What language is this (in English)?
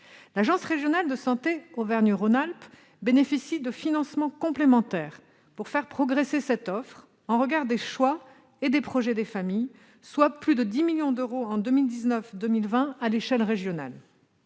French